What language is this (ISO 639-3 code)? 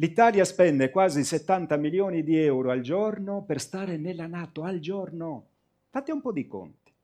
ita